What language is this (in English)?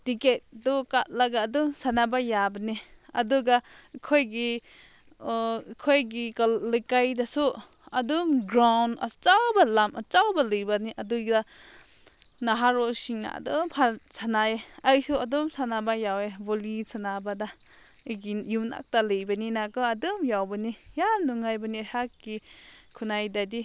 Manipuri